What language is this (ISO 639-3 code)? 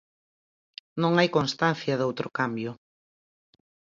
glg